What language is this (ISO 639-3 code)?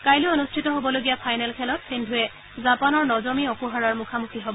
asm